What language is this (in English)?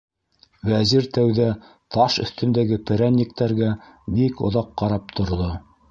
Bashkir